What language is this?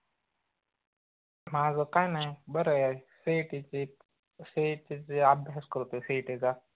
Marathi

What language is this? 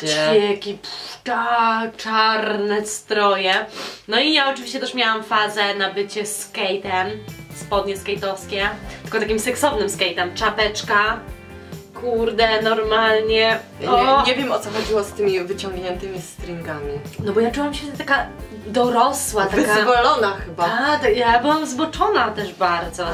Polish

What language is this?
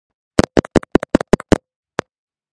Georgian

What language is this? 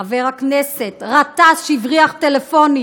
Hebrew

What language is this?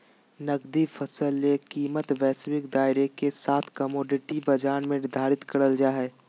Magahi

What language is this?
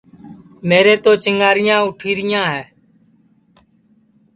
Sansi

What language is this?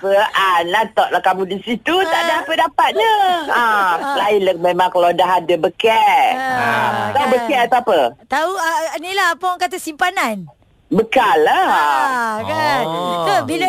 Malay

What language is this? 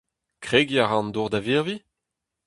Breton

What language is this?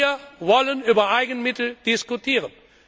German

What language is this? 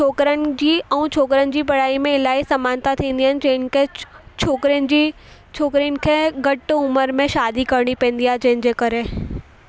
Sindhi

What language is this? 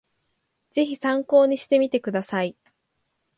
Japanese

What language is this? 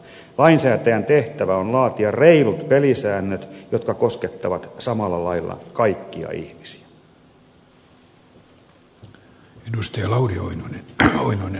Finnish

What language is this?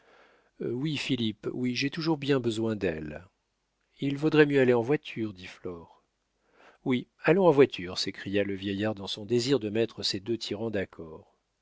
French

